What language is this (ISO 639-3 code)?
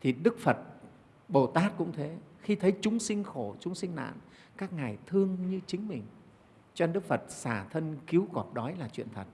vie